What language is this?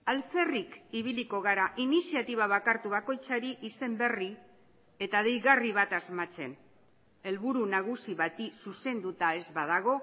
Basque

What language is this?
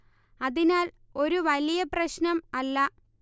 Malayalam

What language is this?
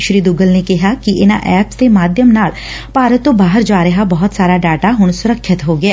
Punjabi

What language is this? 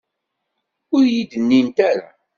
Kabyle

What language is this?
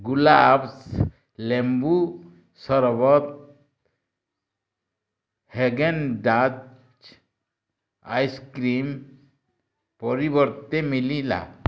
Odia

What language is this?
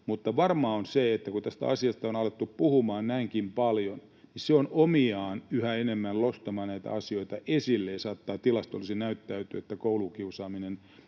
Finnish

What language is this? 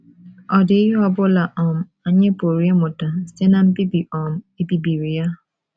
Igbo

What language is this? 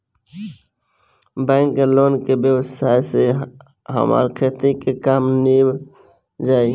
Bhojpuri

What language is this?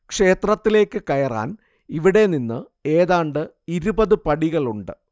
Malayalam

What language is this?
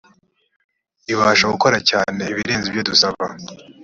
Kinyarwanda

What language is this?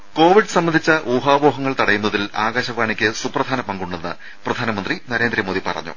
Malayalam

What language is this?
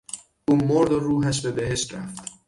Persian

